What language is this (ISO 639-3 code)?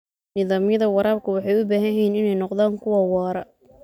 som